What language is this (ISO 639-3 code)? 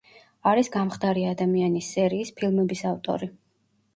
kat